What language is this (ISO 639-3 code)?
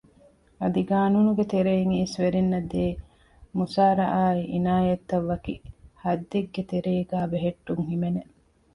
div